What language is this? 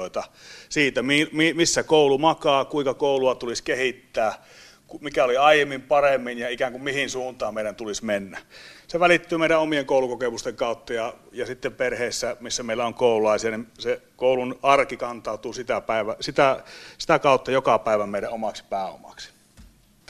Finnish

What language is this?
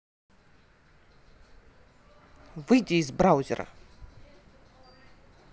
Russian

